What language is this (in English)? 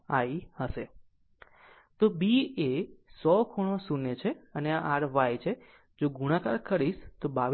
Gujarati